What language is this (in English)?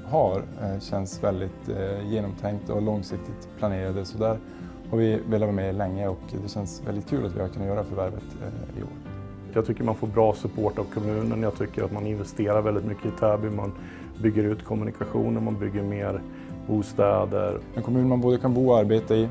Swedish